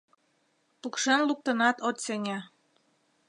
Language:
Mari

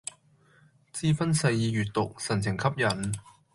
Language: Cantonese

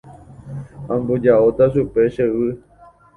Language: Guarani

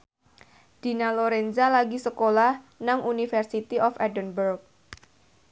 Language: Javanese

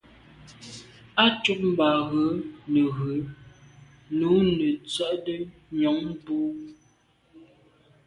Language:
Medumba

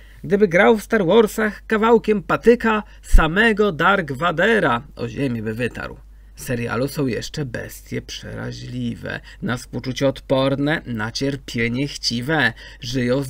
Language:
Polish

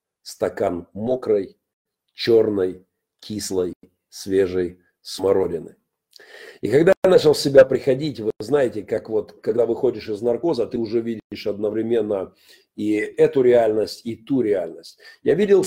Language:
Russian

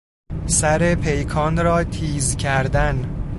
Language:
Persian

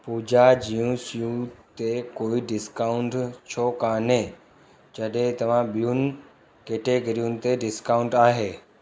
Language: Sindhi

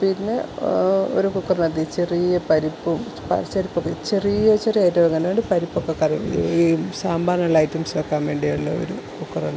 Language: Malayalam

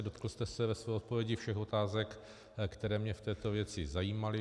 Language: Czech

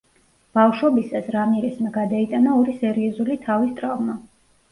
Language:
Georgian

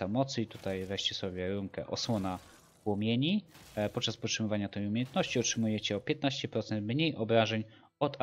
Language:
Polish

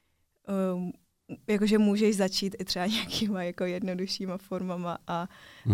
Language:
Czech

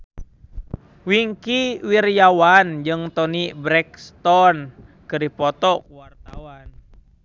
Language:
Sundanese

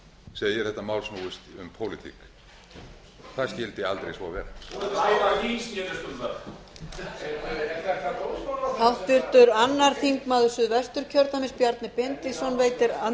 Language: Icelandic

